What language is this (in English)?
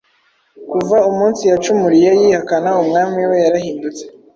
Kinyarwanda